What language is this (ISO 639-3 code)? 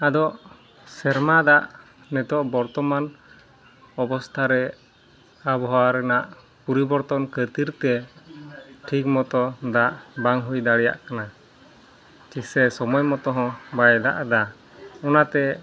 sat